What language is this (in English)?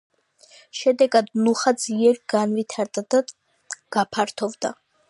Georgian